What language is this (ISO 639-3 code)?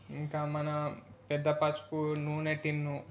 tel